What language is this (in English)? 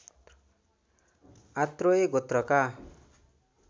Nepali